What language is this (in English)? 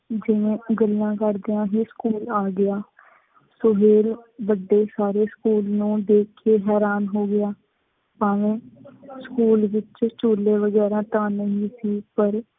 Punjabi